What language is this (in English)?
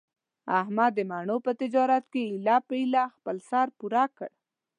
Pashto